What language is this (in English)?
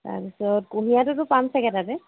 Assamese